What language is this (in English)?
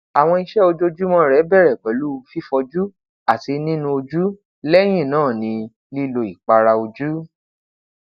Yoruba